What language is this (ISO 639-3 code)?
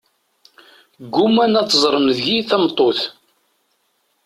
kab